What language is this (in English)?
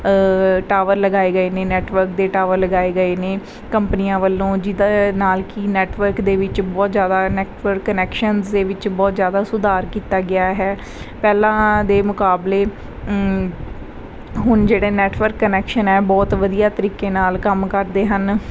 Punjabi